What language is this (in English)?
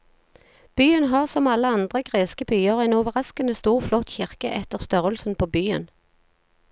Norwegian